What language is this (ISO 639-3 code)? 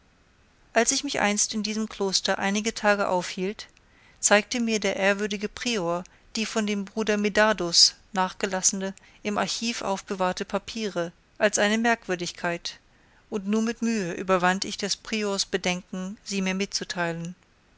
deu